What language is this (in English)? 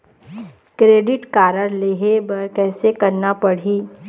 Chhattisgarhi